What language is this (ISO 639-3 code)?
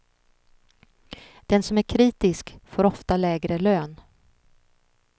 swe